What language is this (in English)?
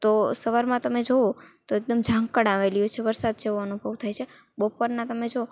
Gujarati